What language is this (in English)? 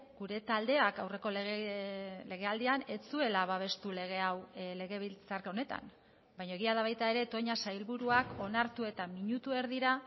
Basque